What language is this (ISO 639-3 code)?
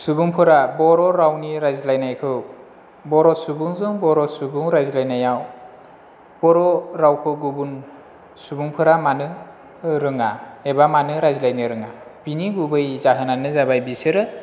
brx